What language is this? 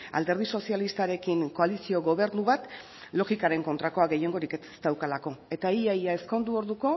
Basque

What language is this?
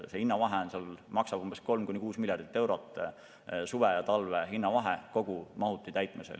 Estonian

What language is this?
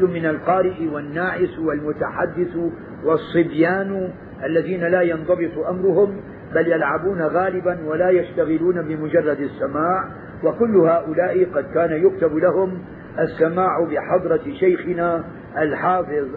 Arabic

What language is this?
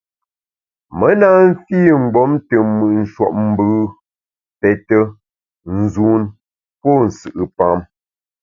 Bamun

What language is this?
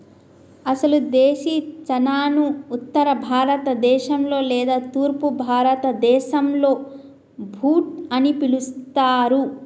Telugu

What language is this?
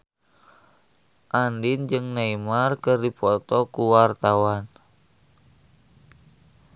Sundanese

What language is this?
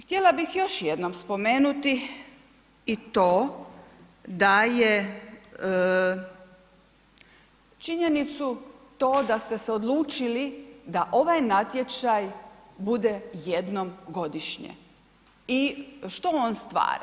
Croatian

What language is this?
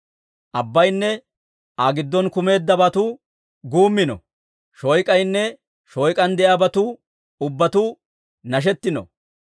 Dawro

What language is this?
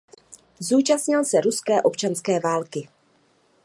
Czech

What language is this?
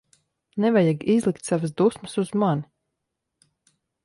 Latvian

